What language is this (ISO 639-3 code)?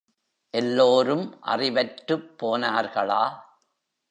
tam